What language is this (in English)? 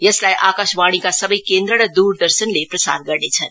Nepali